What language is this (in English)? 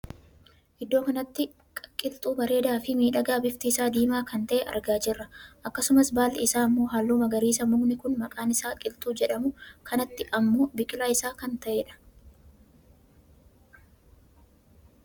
Oromo